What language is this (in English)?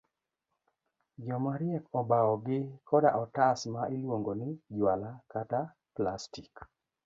Luo (Kenya and Tanzania)